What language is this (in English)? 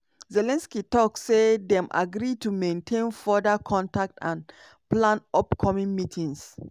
Nigerian Pidgin